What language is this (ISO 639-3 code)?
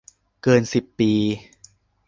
tha